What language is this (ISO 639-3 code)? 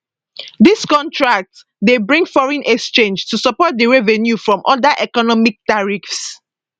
pcm